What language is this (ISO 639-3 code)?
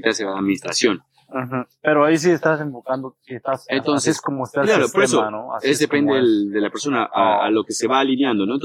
spa